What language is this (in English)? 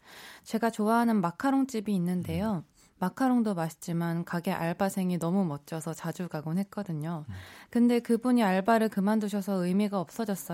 Korean